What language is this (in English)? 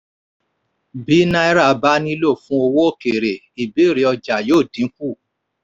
Yoruba